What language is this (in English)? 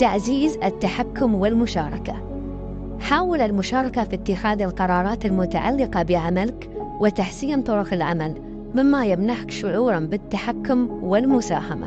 Arabic